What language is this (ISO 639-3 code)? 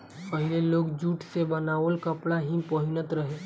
bho